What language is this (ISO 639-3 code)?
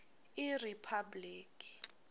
ssw